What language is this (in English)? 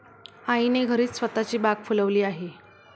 Marathi